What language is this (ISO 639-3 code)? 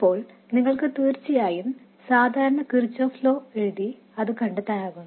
mal